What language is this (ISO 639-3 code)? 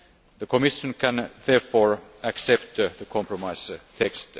eng